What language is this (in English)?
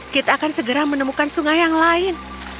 Indonesian